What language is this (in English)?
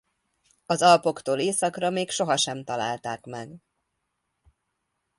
Hungarian